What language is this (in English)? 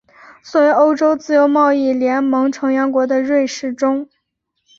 Chinese